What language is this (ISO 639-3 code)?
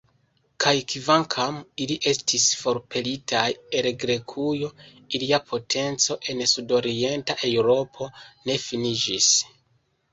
epo